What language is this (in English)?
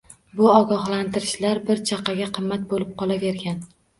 Uzbek